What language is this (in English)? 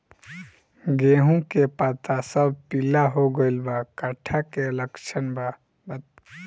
Bhojpuri